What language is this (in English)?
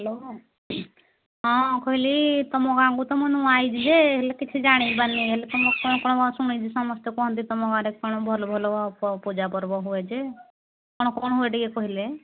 Odia